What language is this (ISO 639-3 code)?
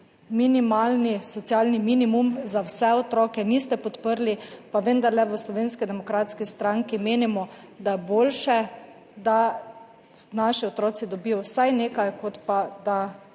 slv